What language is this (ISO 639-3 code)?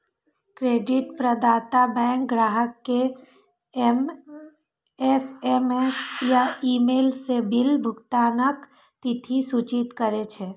mai